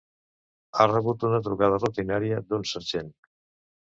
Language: Catalan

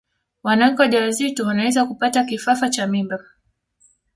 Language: Swahili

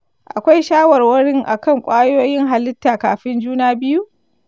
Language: Hausa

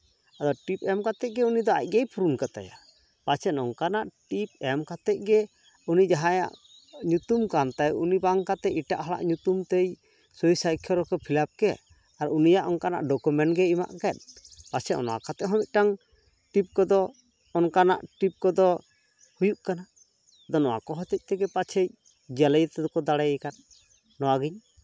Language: Santali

